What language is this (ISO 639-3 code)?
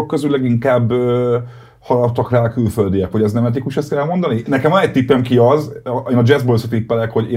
hun